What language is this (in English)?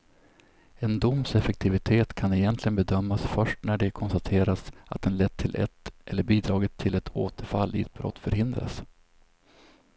Swedish